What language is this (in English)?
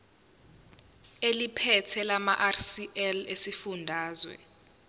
Zulu